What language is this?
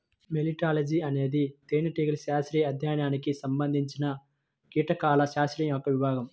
Telugu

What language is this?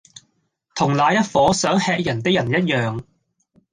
Cantonese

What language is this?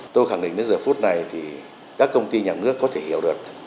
Vietnamese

